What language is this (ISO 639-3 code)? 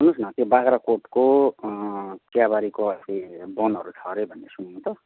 nep